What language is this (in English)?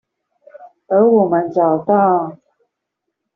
Chinese